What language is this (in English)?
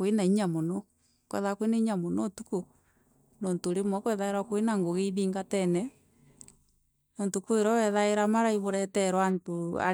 Meru